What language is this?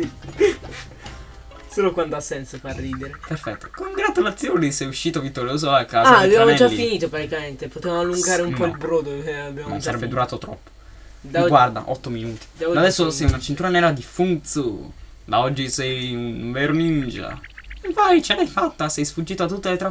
Italian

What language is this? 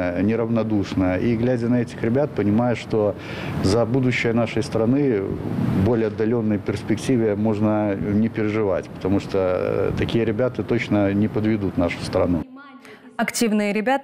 Russian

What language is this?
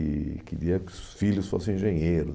Portuguese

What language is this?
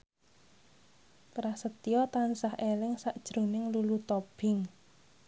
Javanese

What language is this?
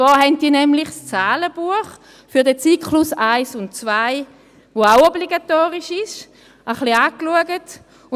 Swiss German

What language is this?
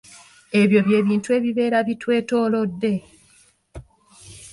Ganda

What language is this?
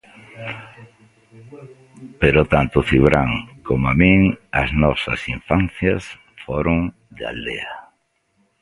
Galician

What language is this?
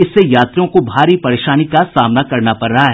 Hindi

